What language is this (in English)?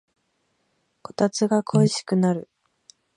Japanese